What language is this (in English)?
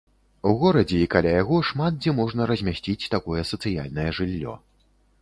Belarusian